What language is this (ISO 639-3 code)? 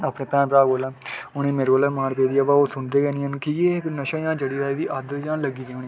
doi